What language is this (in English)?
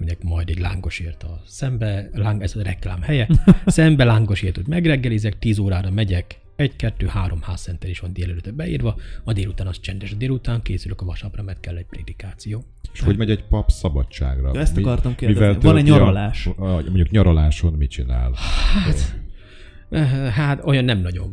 Hungarian